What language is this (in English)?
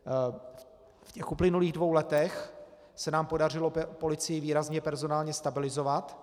Czech